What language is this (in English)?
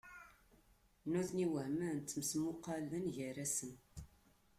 Kabyle